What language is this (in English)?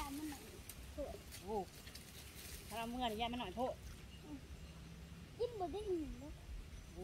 Thai